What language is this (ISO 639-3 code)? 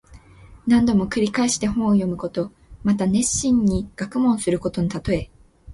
jpn